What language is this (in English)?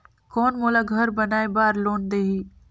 Chhattisgarhi